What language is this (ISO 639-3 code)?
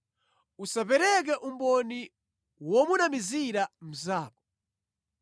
nya